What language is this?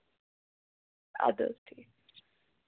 Kashmiri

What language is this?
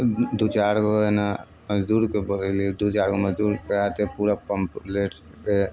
Maithili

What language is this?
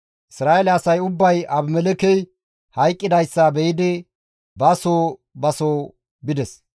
Gamo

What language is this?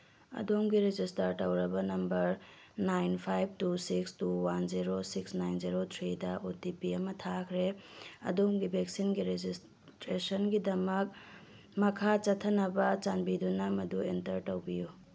Manipuri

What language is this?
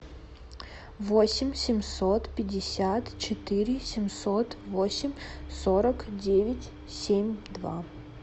Russian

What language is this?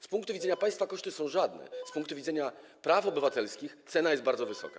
Polish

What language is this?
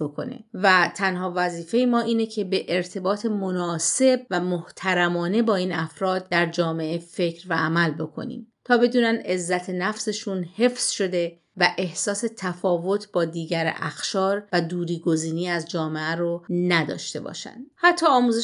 Persian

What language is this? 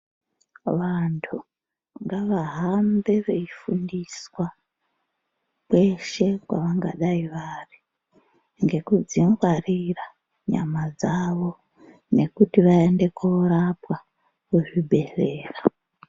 Ndau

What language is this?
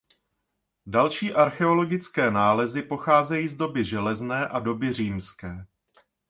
Czech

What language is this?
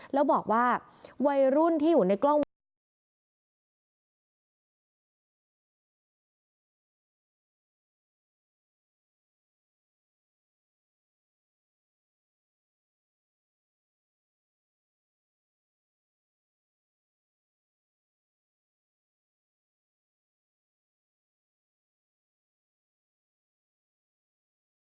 Thai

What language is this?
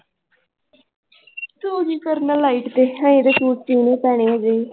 Punjabi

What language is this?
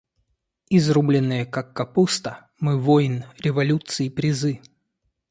Russian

